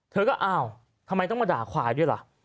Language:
Thai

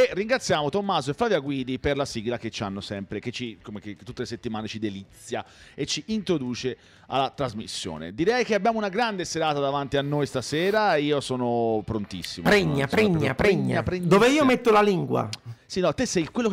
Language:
Italian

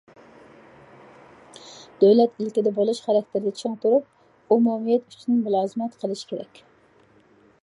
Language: Uyghur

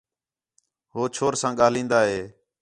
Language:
Khetrani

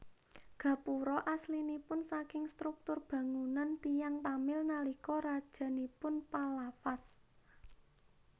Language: Javanese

